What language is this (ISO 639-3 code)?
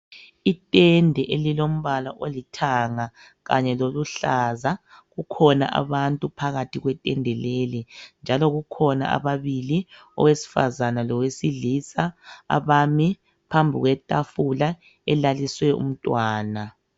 nde